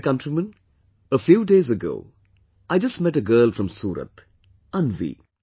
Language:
English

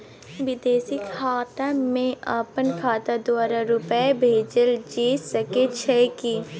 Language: Maithili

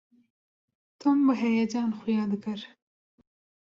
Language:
Kurdish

